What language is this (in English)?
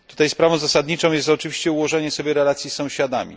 Polish